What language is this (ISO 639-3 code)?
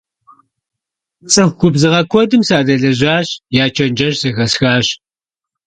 kbd